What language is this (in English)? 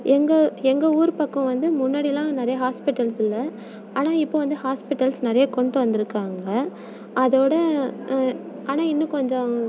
Tamil